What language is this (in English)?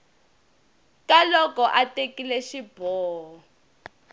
Tsonga